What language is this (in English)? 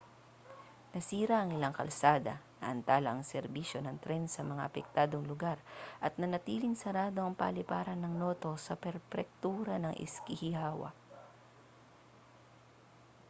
Filipino